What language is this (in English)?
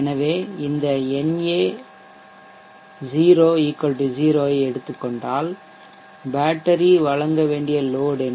Tamil